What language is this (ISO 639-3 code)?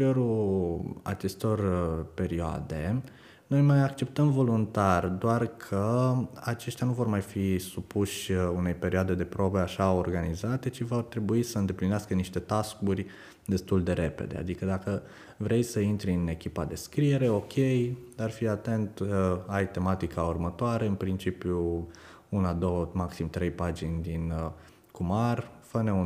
ron